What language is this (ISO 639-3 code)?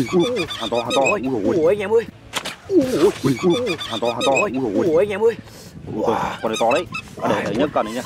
vie